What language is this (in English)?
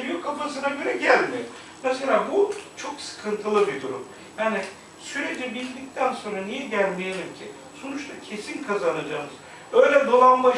Turkish